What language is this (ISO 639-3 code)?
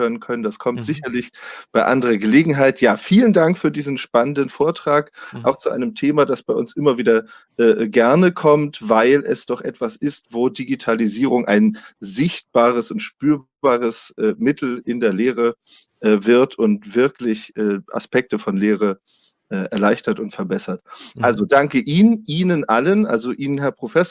deu